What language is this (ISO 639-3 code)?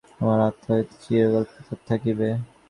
ben